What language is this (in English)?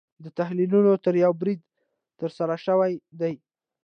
Pashto